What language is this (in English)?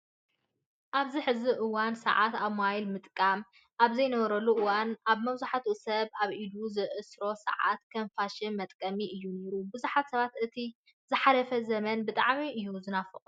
Tigrinya